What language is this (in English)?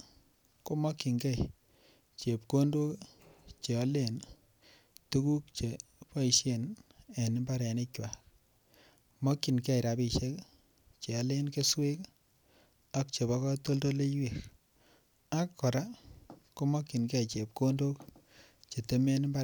Kalenjin